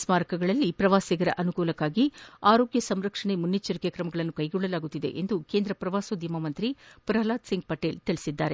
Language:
Kannada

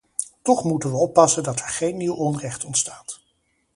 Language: Dutch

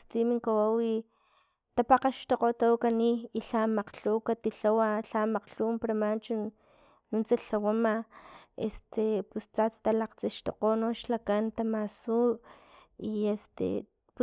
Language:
Filomena Mata-Coahuitlán Totonac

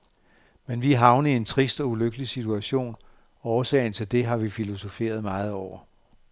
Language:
Danish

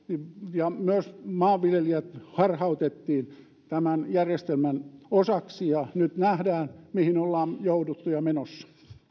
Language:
Finnish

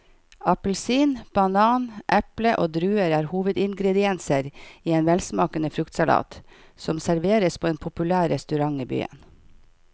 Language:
Norwegian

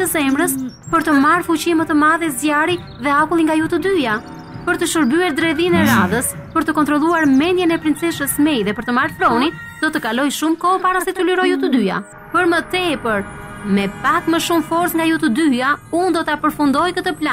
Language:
Romanian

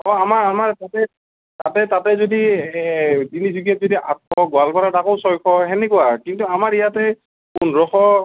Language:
Assamese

